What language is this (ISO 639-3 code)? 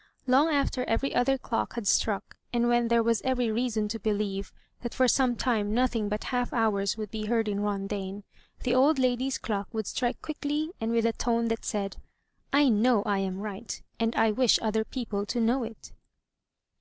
eng